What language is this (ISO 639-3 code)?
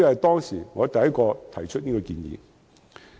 yue